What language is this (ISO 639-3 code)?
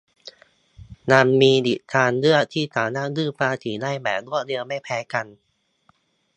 tha